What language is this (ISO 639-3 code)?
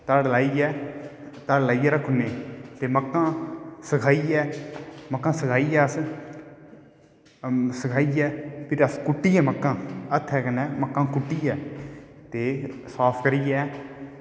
doi